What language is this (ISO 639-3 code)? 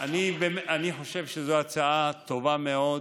heb